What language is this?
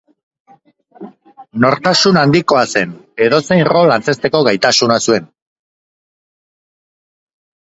Basque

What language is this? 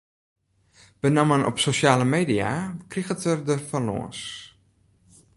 Western Frisian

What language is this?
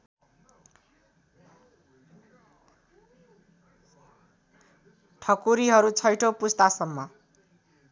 Nepali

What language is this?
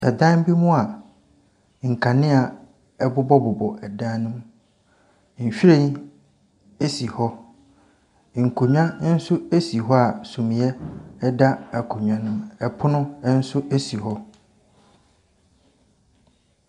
Akan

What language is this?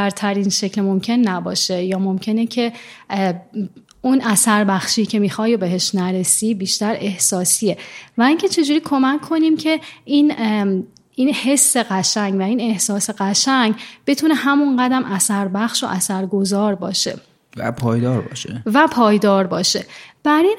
Persian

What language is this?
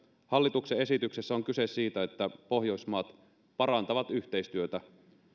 Finnish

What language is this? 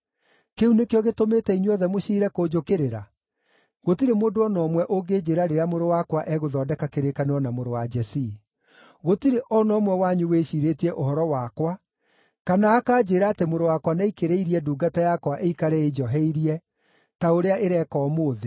Kikuyu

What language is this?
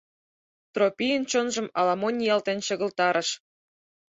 Mari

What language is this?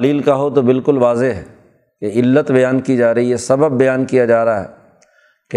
Urdu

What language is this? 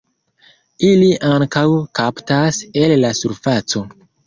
Esperanto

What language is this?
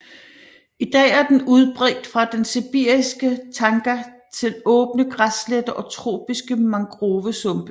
Danish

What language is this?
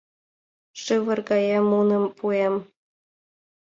Mari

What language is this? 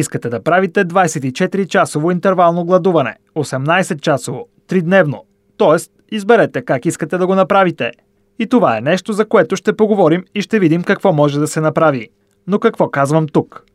Bulgarian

